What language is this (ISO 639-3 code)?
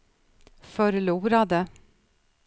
swe